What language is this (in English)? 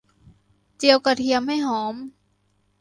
Thai